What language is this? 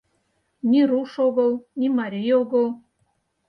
Mari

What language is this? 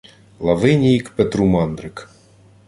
Ukrainian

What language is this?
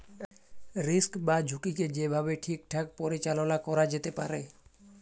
Bangla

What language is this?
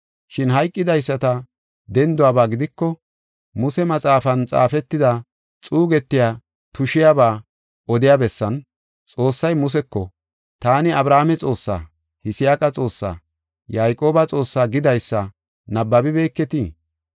Gofa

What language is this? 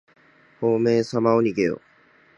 Japanese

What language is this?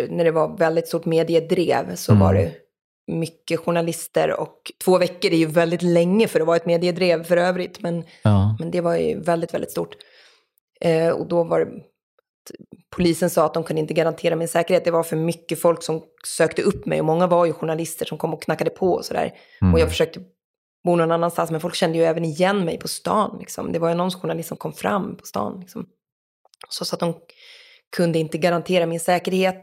Swedish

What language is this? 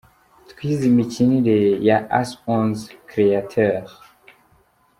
Kinyarwanda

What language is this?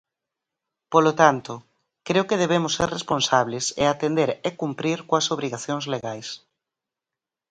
Galician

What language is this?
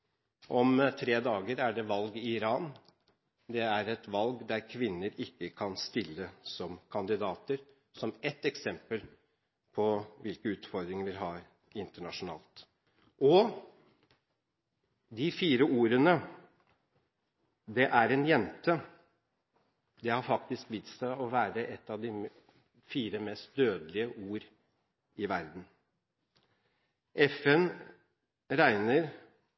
Norwegian Bokmål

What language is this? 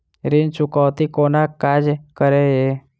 Maithili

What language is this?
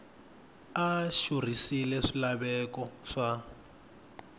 Tsonga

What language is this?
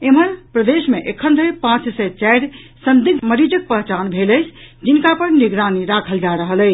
Maithili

